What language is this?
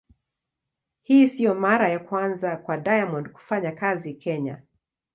Swahili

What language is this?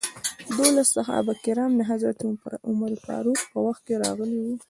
Pashto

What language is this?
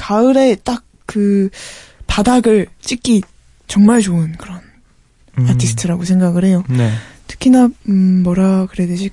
Korean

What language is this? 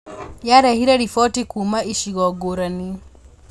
Kikuyu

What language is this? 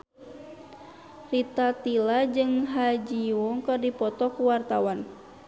Sundanese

